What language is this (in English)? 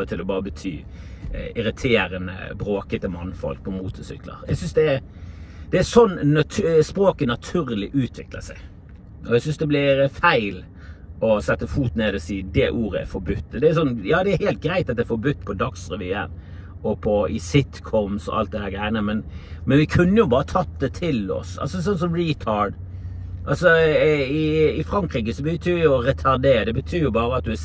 Norwegian